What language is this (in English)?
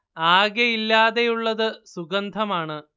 Malayalam